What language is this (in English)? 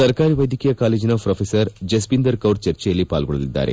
Kannada